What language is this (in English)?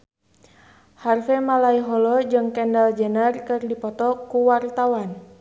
Sundanese